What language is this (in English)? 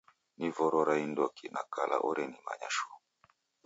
Taita